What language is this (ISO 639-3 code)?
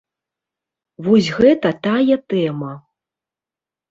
bel